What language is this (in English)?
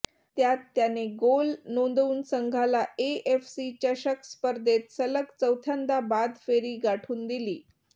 Marathi